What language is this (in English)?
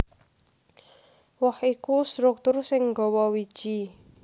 Javanese